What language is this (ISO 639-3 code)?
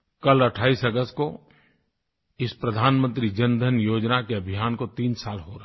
hin